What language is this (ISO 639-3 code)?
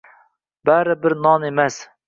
uzb